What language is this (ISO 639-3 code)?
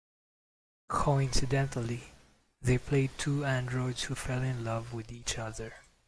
eng